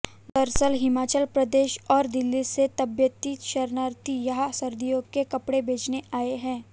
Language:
Hindi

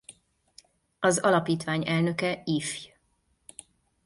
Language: Hungarian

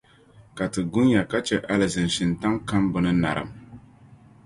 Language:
Dagbani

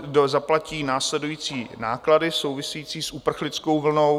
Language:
Czech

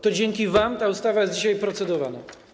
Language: Polish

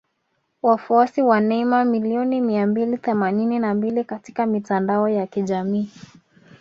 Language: Swahili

